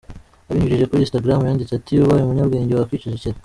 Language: Kinyarwanda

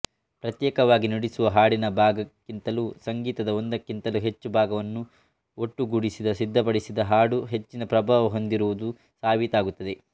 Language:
Kannada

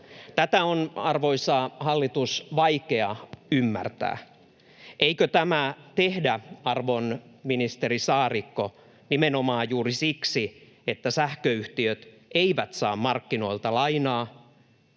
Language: Finnish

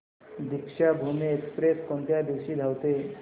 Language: Marathi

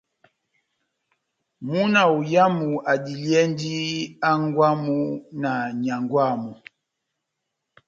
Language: Batanga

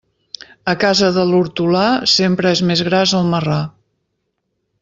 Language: Catalan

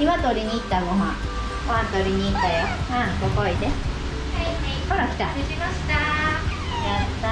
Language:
Japanese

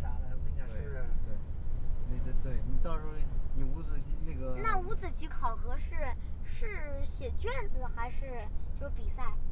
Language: Chinese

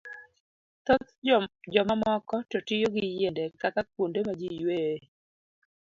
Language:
Luo (Kenya and Tanzania)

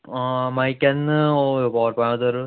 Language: Konkani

